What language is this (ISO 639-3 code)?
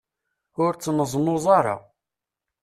kab